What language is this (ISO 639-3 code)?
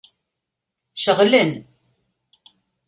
kab